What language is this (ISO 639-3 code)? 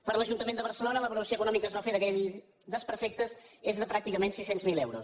cat